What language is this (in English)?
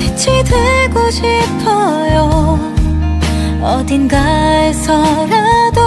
Korean